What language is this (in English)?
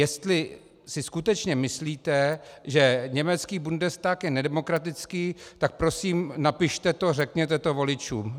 Czech